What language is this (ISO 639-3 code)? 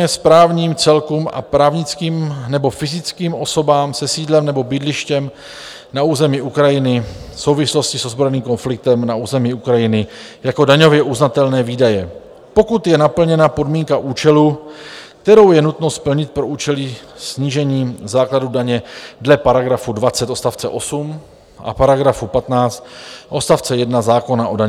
ces